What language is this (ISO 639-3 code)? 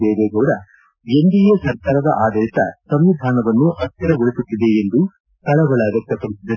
kan